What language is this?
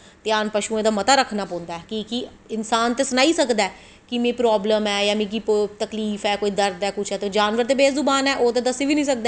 Dogri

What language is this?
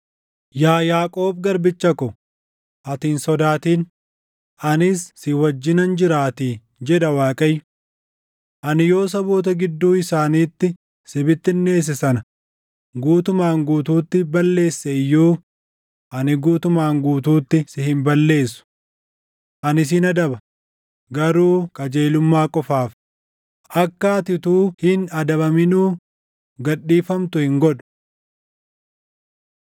Oromo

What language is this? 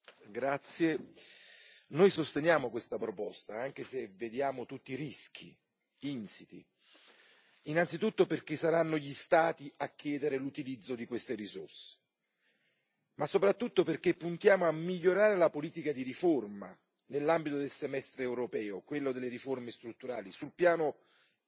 Italian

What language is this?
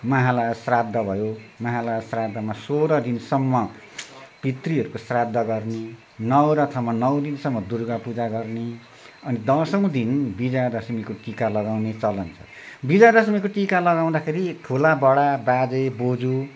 Nepali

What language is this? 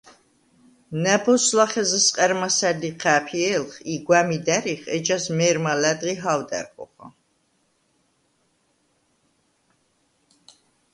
Svan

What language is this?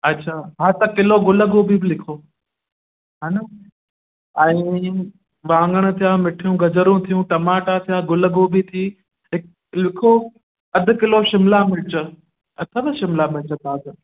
Sindhi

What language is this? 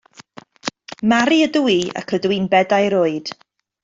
Welsh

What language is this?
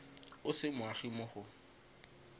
Tswana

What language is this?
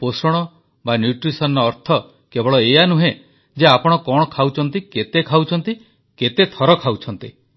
Odia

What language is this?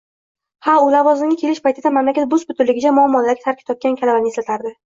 Uzbek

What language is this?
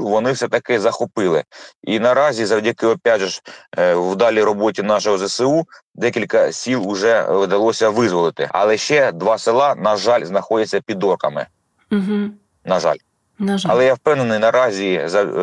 Ukrainian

